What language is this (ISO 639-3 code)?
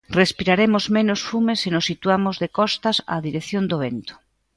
glg